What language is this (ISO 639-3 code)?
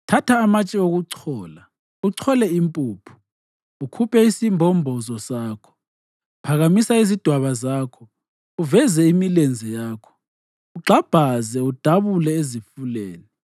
nde